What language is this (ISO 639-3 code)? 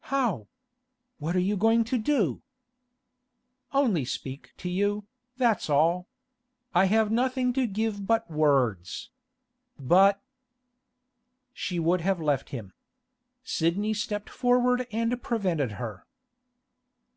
eng